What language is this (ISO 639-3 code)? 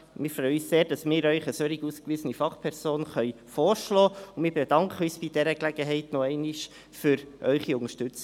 gsw